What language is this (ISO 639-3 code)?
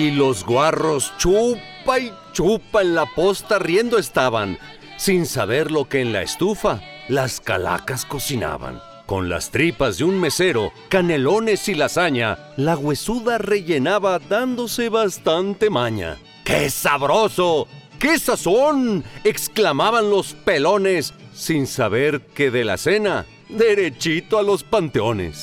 spa